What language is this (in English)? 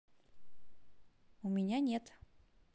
Russian